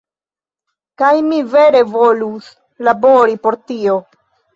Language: Esperanto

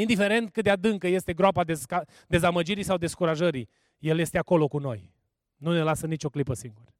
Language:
Romanian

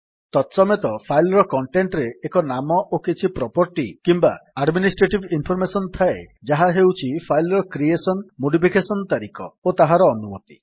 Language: Odia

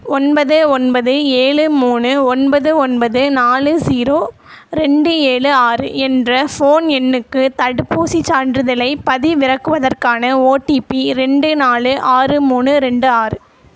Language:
Tamil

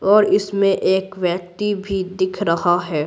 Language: Hindi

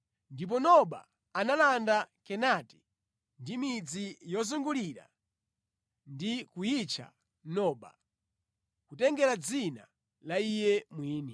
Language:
Nyanja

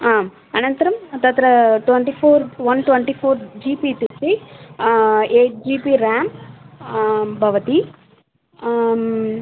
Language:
Sanskrit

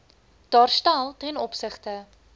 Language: Afrikaans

